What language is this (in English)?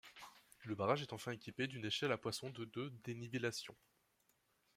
French